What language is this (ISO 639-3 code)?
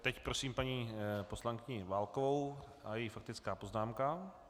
ces